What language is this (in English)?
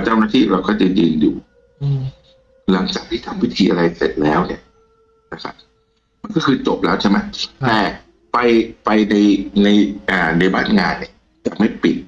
Thai